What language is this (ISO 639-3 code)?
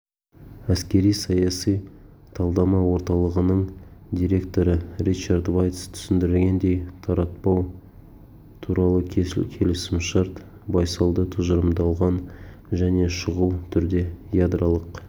kaz